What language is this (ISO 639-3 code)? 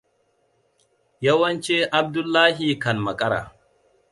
hau